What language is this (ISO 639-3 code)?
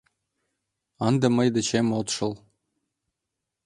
chm